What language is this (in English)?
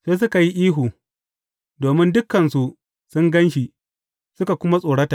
Hausa